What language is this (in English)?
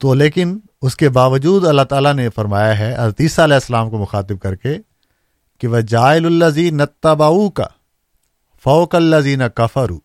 Urdu